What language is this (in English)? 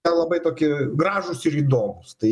Lithuanian